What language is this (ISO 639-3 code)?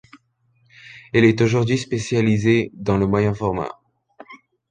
fra